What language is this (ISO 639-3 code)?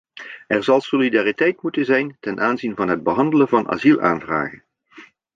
nld